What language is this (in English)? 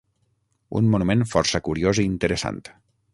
Catalan